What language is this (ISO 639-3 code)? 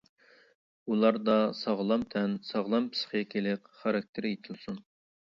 uig